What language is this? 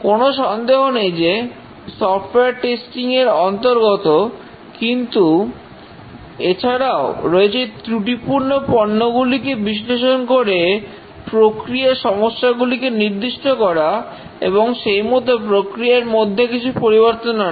Bangla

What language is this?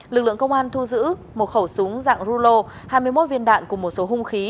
Vietnamese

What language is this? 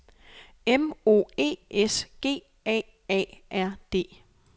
Danish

